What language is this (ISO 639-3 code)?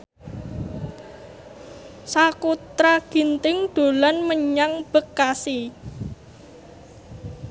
jav